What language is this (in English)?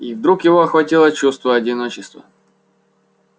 Russian